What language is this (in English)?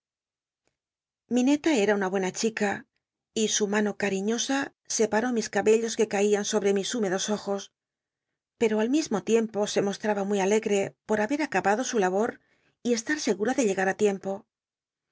Spanish